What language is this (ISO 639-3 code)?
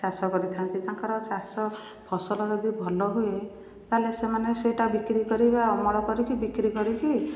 ori